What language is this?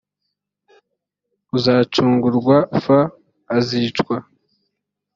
Kinyarwanda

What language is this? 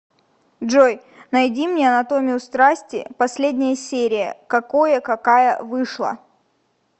Russian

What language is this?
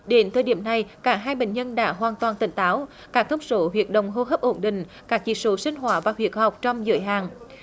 Vietnamese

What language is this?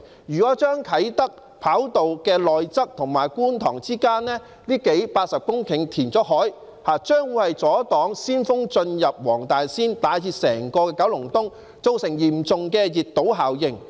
Cantonese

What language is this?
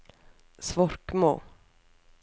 Norwegian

